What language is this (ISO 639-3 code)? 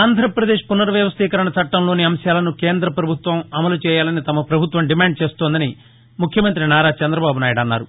tel